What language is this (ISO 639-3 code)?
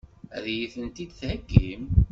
kab